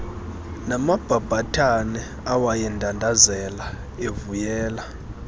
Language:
Xhosa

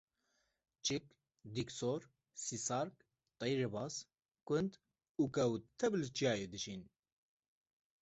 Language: Kurdish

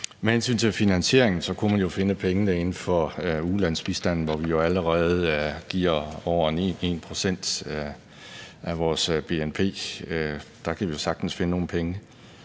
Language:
Danish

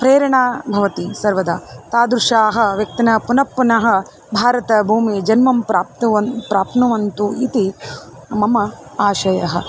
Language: Sanskrit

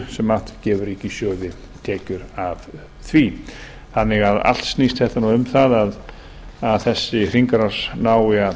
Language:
Icelandic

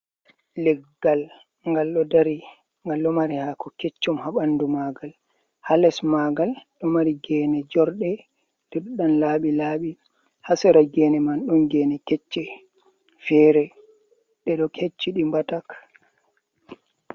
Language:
Fula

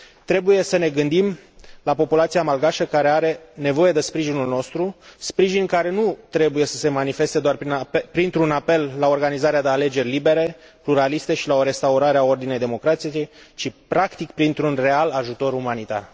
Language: Romanian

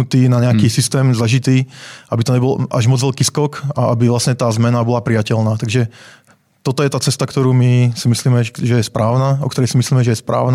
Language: Czech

